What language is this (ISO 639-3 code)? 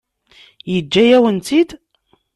kab